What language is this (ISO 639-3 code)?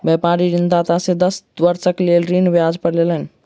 mai